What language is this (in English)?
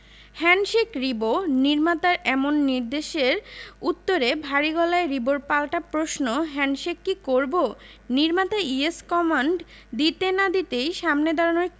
Bangla